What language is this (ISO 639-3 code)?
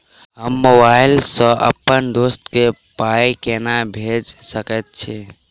mai